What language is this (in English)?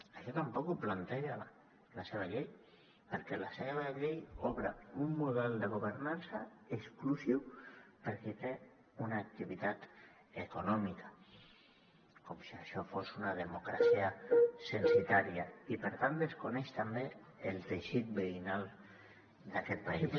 Catalan